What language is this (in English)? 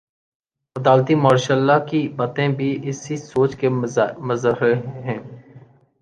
Urdu